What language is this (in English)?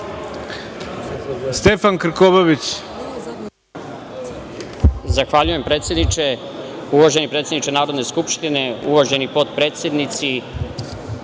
Serbian